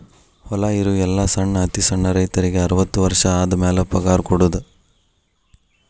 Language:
Kannada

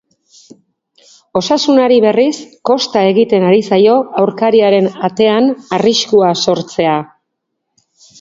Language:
Basque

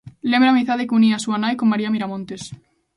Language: Galician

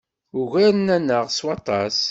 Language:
Kabyle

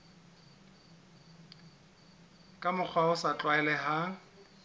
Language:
Southern Sotho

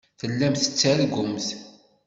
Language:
Kabyle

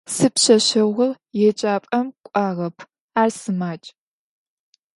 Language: Adyghe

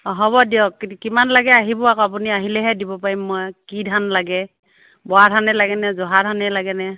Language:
Assamese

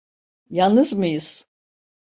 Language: Turkish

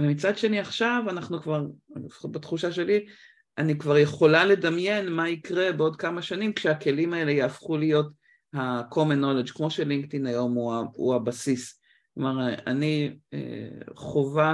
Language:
Hebrew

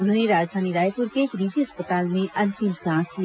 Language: Hindi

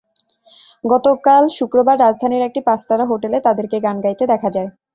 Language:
Bangla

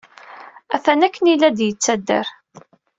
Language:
Kabyle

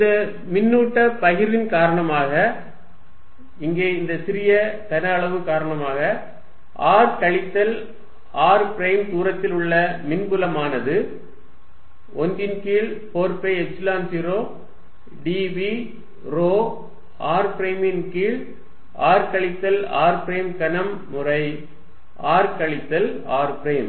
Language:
Tamil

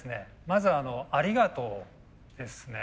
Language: Japanese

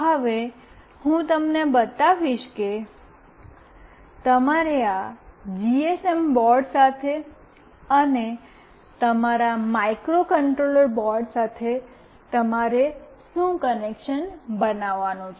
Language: Gujarati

